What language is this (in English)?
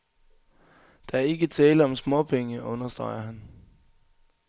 Danish